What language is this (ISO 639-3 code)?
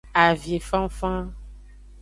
ajg